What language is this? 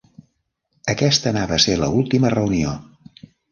Catalan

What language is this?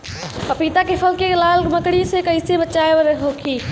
Bhojpuri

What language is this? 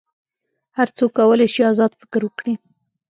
Pashto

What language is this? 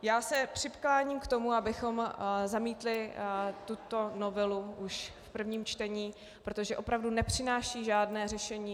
Czech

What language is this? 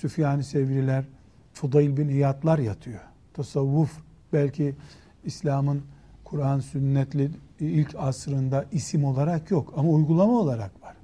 Turkish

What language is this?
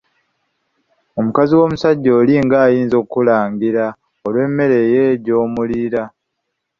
Ganda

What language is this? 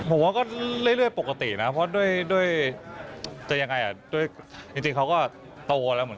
Thai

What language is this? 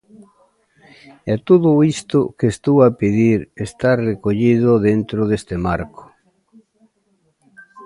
Galician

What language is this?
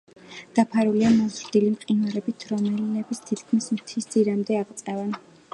Georgian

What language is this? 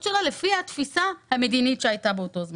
Hebrew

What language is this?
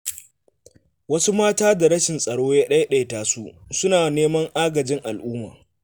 Hausa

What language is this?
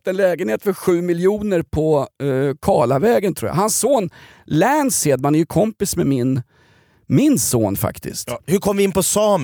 Swedish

